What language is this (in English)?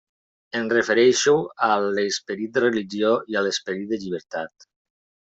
Catalan